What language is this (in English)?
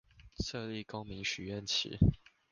Chinese